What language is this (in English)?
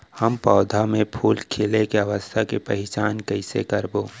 Chhattisgarhi